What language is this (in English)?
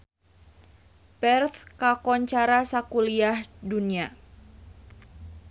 Sundanese